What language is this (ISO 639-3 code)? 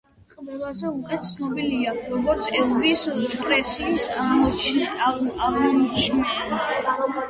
kat